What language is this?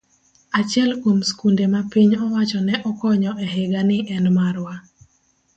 Luo (Kenya and Tanzania)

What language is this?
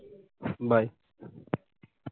Punjabi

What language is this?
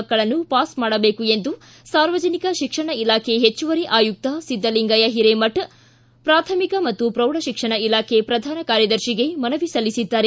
Kannada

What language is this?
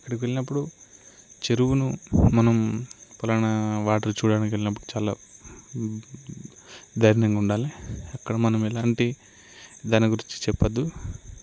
Telugu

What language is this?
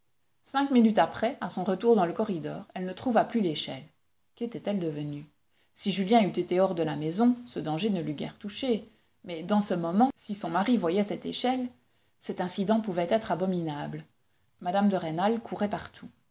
French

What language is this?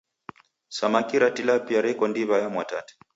Taita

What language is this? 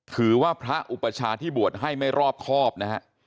Thai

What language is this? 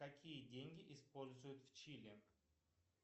Russian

